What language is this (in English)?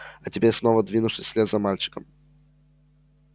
Russian